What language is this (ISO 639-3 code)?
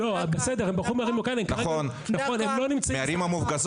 heb